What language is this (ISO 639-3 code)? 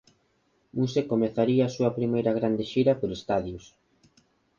glg